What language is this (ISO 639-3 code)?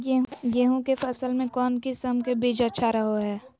mag